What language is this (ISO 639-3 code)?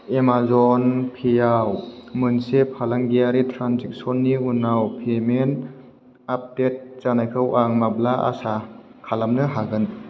brx